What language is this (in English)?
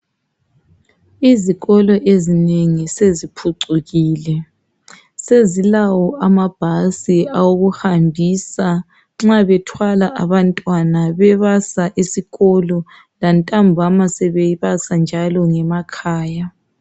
North Ndebele